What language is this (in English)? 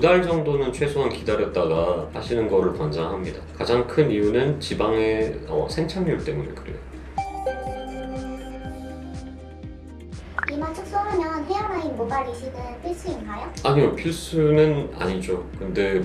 Korean